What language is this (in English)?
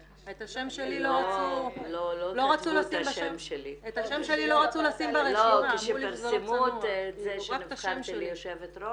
Hebrew